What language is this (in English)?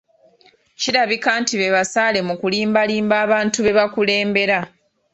Ganda